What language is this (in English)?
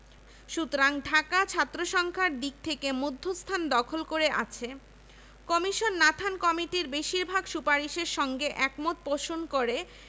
Bangla